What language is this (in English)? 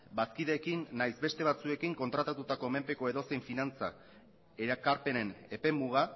Basque